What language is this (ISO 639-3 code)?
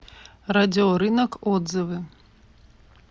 rus